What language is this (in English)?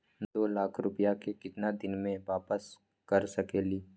Magahi